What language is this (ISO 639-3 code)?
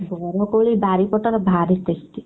ori